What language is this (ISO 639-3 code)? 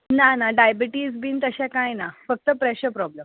kok